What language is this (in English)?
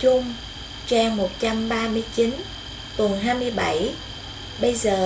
Vietnamese